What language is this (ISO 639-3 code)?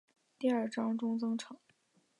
zho